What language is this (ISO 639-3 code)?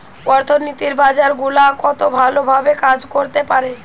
ben